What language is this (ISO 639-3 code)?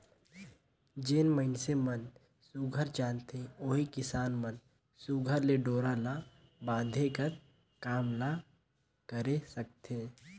hne